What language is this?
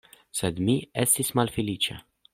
Esperanto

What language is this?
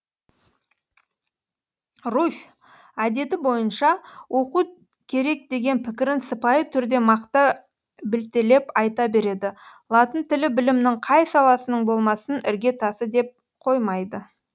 Kazakh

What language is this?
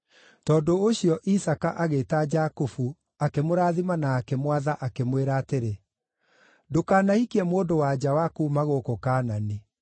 Kikuyu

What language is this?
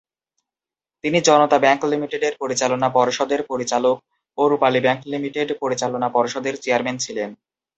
Bangla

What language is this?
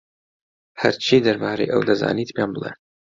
Central Kurdish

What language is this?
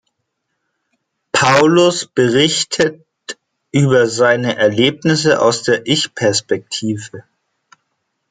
German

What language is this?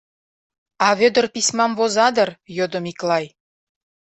Mari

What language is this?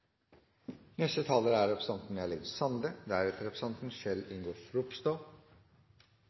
Norwegian Nynorsk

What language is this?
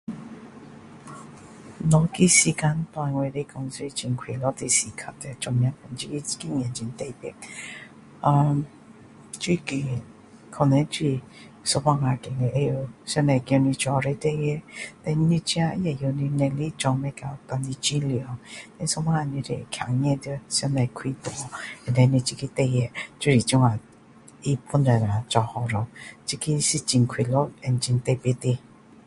Min Dong Chinese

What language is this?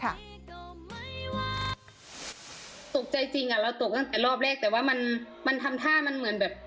Thai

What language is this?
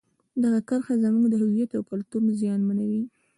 Pashto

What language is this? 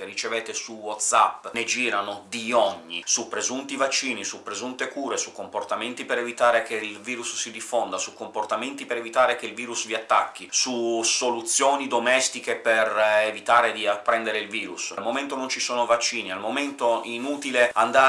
Italian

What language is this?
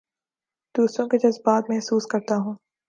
Urdu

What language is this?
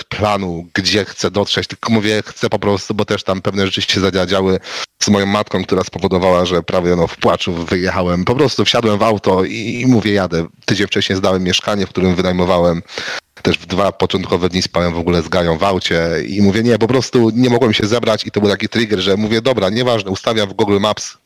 Polish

